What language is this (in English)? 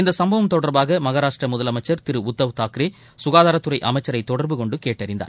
Tamil